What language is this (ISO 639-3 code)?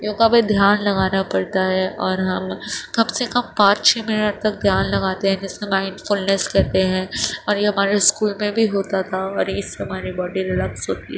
urd